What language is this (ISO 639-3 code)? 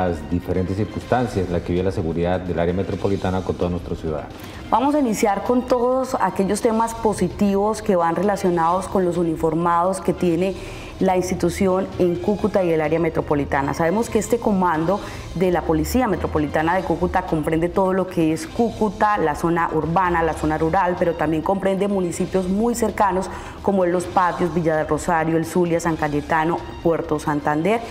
spa